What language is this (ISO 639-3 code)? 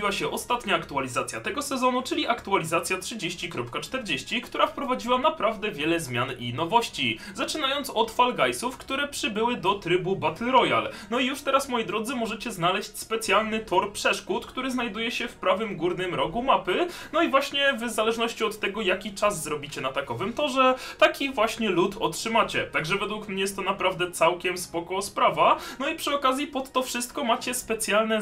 pol